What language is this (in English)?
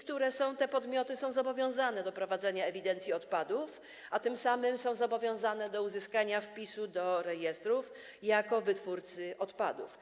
Polish